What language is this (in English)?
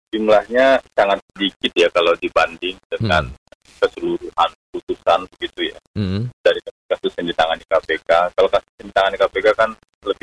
Indonesian